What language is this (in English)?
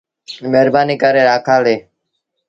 Sindhi Bhil